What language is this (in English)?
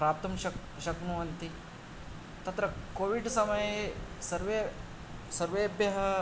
Sanskrit